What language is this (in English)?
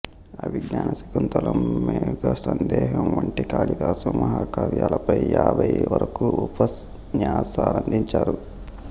Telugu